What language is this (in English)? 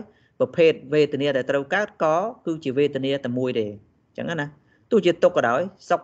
Vietnamese